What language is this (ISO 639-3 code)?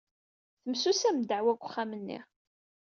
kab